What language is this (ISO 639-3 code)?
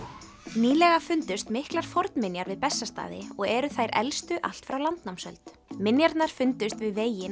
isl